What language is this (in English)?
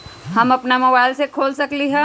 Magahi